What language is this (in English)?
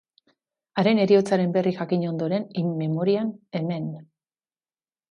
Basque